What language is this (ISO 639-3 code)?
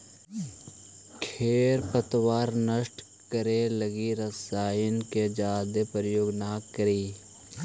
mag